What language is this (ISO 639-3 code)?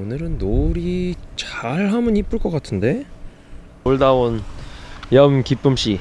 kor